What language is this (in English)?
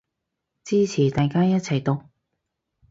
Cantonese